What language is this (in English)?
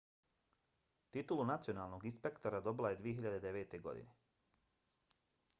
Bosnian